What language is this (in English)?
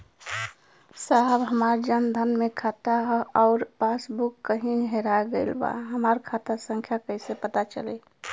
Bhojpuri